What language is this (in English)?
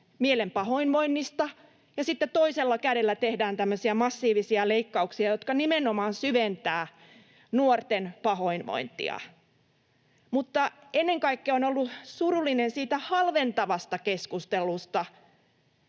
Finnish